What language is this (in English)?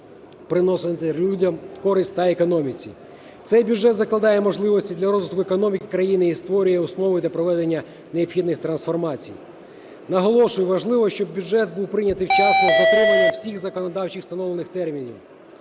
Ukrainian